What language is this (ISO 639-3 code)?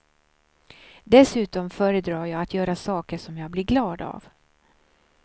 swe